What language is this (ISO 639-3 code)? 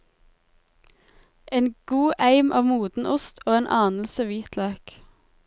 nor